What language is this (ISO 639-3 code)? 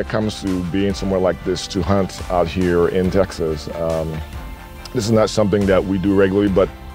eng